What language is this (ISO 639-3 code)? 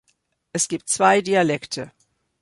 deu